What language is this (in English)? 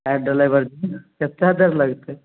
Maithili